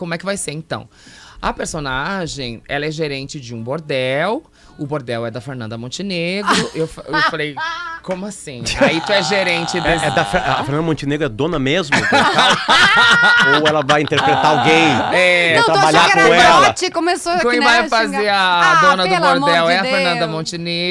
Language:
Portuguese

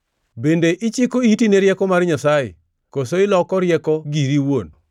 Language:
Luo (Kenya and Tanzania)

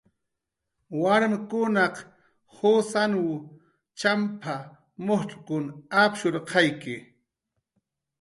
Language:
Jaqaru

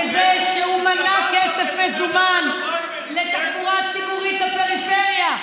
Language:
Hebrew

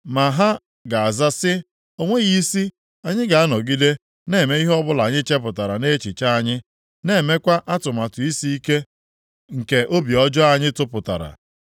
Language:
Igbo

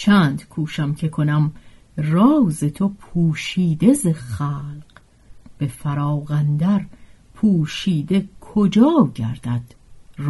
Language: Persian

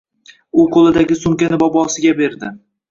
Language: Uzbek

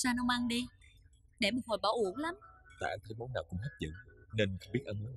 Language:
Vietnamese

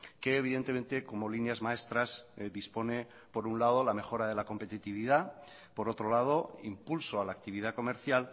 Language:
Spanish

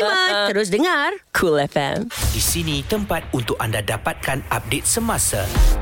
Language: Malay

